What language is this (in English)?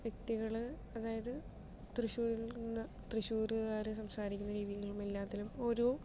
Malayalam